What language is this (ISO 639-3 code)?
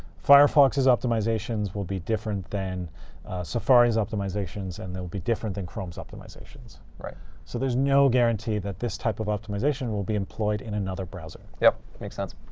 eng